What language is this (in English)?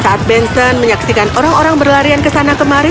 Indonesian